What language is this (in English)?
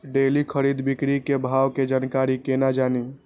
Maithili